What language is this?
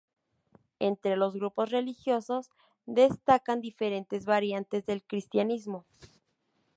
Spanish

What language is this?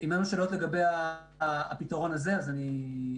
Hebrew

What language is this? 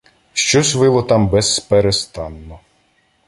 Ukrainian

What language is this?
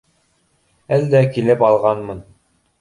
Bashkir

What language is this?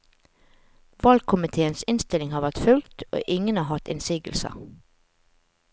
Norwegian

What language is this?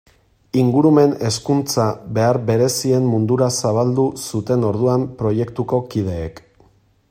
Basque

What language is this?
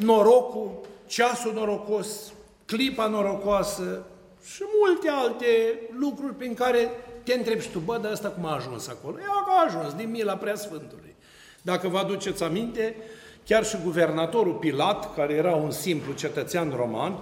Romanian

